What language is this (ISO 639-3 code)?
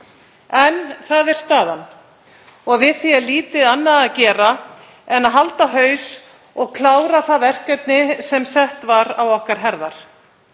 isl